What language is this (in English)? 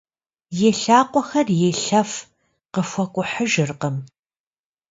Kabardian